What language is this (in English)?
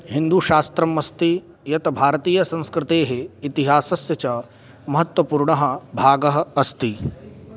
Sanskrit